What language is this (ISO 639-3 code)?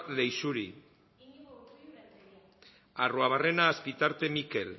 eus